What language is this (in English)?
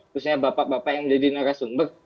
Indonesian